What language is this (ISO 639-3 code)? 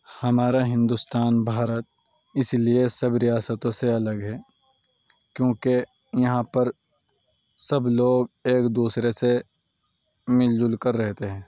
urd